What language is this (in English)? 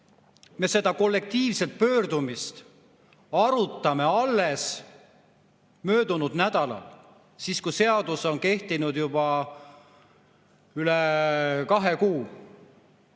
Estonian